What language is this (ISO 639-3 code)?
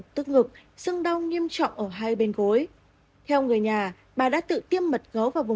vie